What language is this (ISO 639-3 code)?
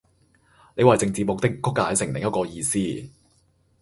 yue